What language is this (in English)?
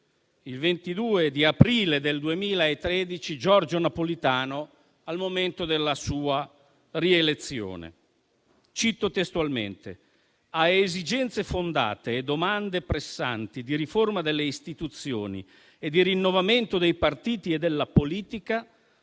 Italian